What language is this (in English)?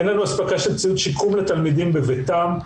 Hebrew